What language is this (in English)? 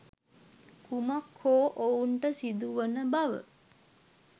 Sinhala